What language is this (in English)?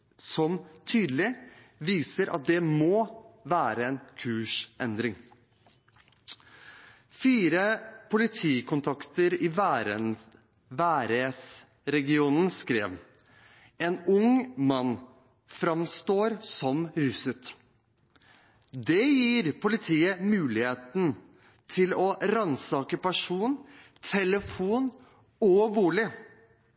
Norwegian Bokmål